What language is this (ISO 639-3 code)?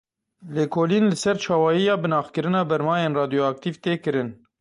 kur